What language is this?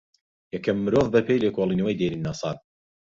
Central Kurdish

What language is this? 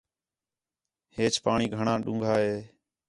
Khetrani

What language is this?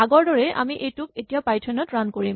Assamese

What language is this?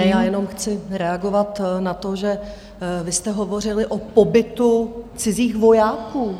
Czech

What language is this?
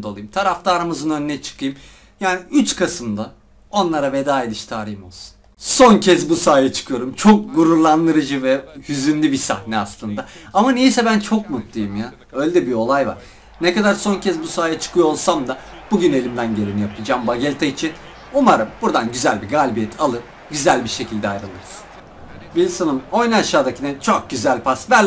Turkish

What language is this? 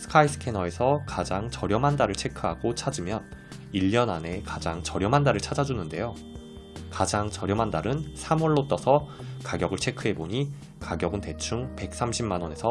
Korean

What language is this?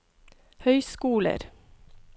Norwegian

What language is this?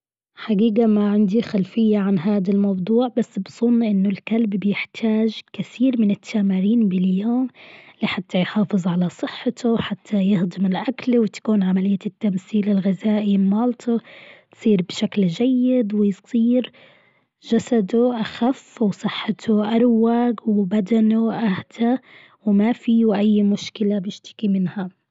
Gulf Arabic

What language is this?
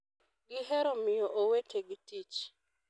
Luo (Kenya and Tanzania)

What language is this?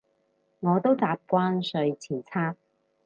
Cantonese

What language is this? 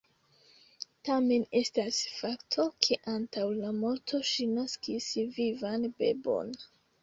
Esperanto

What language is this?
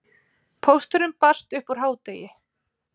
Icelandic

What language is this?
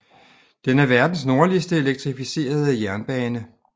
Danish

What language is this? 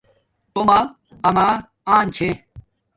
Domaaki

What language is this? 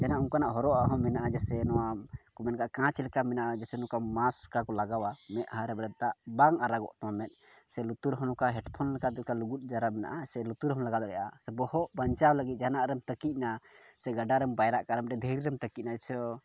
Santali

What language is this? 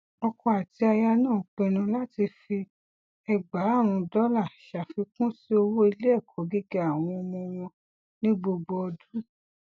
Yoruba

